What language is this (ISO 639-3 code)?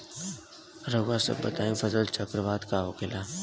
bho